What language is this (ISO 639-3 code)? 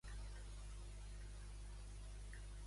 cat